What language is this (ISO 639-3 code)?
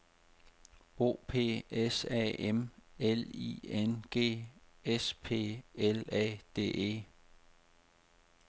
dan